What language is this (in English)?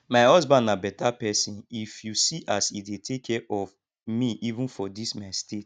Nigerian Pidgin